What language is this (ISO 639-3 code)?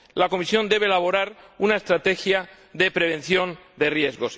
spa